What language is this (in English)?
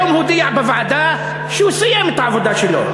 Hebrew